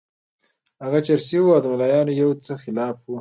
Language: Pashto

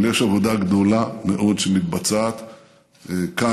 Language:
Hebrew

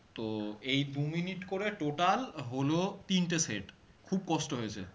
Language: Bangla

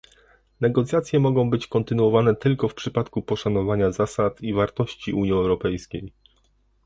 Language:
Polish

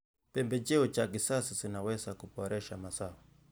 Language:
Kalenjin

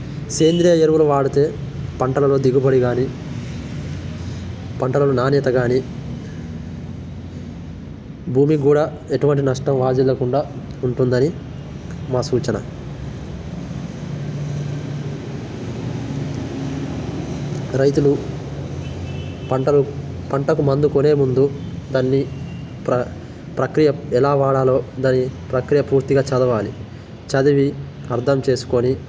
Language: Telugu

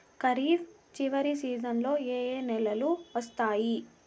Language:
Telugu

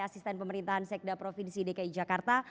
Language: Indonesian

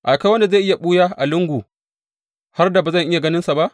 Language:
Hausa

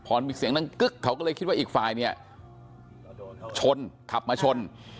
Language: Thai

